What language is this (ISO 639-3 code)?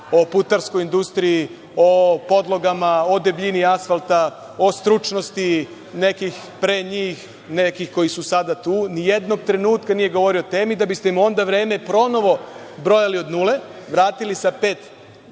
srp